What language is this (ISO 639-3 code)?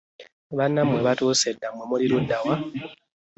lug